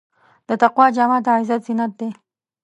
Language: Pashto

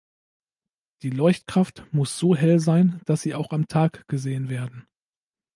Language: German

